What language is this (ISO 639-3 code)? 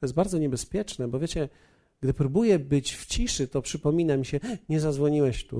pol